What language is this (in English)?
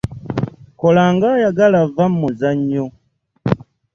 Ganda